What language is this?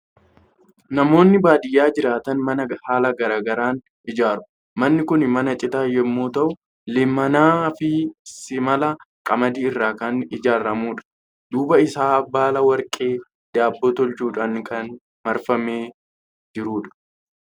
Oromo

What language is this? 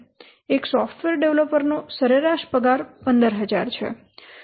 Gujarati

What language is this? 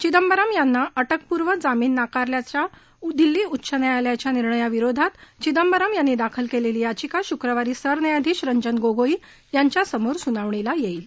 Marathi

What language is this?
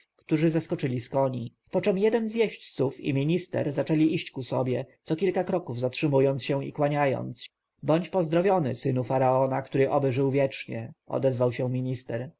Polish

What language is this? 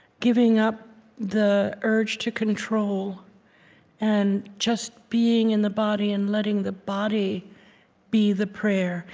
English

